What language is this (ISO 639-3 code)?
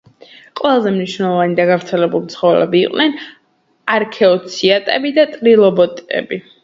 kat